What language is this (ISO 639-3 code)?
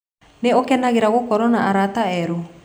kik